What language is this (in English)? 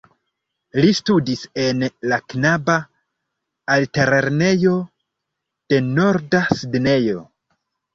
Esperanto